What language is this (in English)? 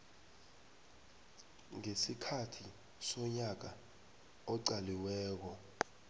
South Ndebele